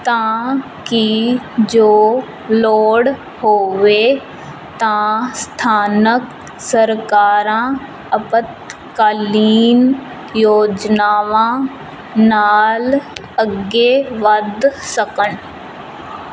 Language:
Punjabi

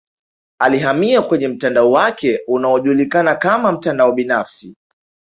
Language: Swahili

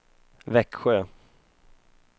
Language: Swedish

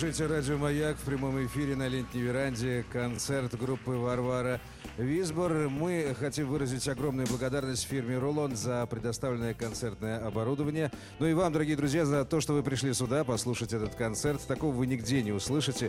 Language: Russian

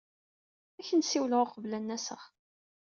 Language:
Kabyle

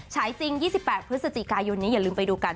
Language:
Thai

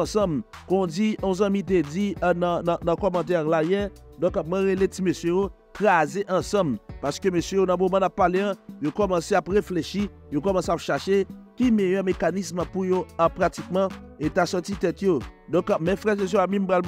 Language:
French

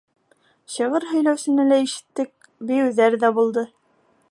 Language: Bashkir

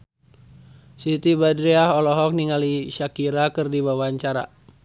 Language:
Sundanese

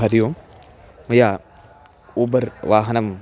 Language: Sanskrit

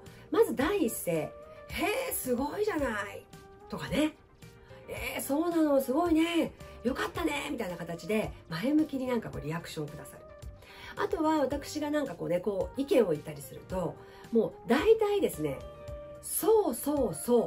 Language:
Japanese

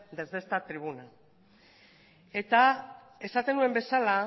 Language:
Basque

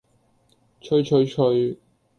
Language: Cantonese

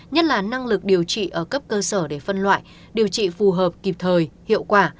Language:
Vietnamese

